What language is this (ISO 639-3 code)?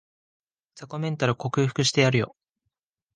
jpn